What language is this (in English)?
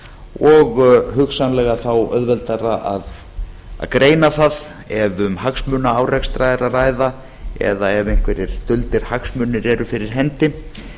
Icelandic